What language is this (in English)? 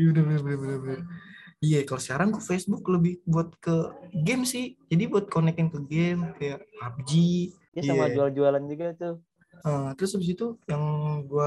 Indonesian